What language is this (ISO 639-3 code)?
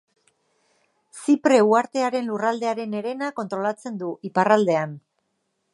eus